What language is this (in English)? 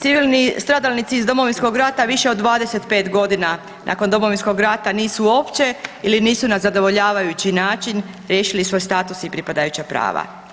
Croatian